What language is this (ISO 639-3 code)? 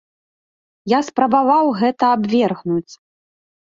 bel